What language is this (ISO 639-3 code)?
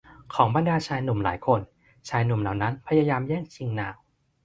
tha